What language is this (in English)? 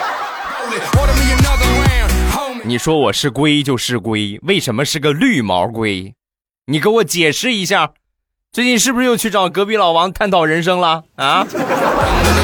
Chinese